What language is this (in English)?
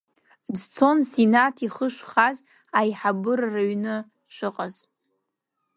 Abkhazian